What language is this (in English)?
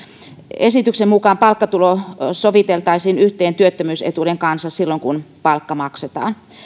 Finnish